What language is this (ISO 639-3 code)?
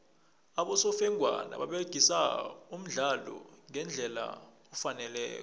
nbl